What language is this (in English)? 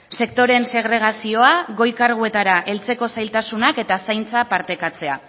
Basque